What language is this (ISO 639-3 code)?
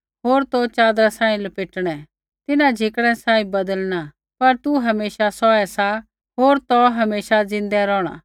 kfx